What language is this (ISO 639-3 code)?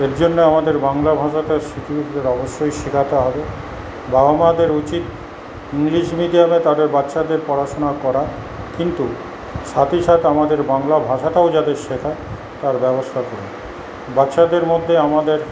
ben